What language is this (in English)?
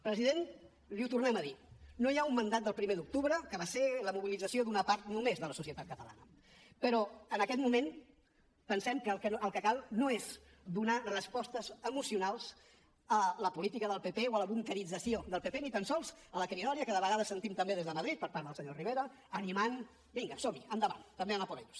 Catalan